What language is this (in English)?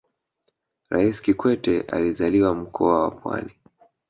Swahili